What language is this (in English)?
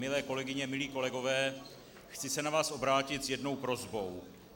Czech